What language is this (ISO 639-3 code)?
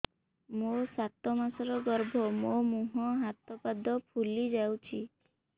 ori